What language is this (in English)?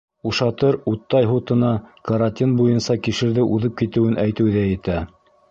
Bashkir